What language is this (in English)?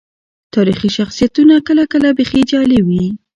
Pashto